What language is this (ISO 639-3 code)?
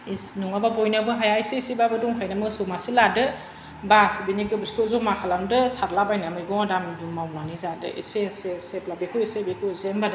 brx